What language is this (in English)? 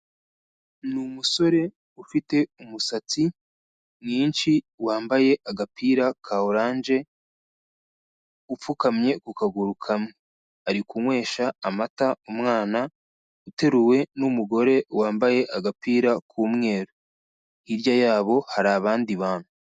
Kinyarwanda